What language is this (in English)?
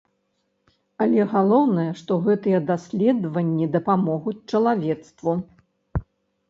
Belarusian